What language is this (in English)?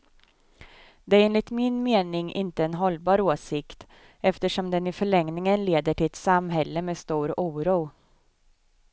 Swedish